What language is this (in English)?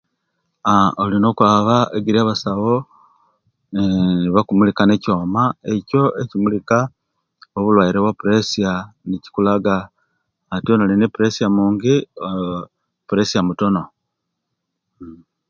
Kenyi